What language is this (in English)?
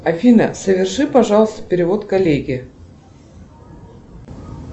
Russian